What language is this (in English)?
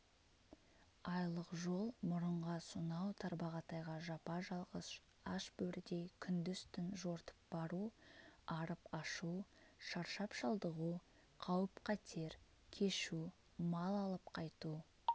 Kazakh